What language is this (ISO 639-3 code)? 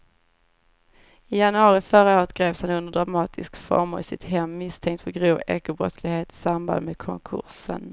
swe